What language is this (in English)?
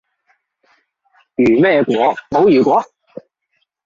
Cantonese